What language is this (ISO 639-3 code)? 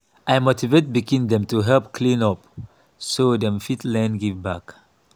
pcm